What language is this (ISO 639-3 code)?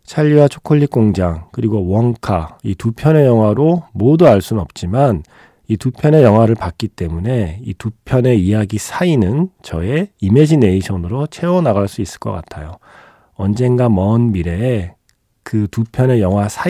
kor